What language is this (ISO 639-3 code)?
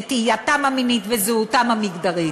heb